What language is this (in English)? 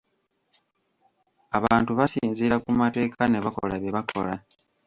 Ganda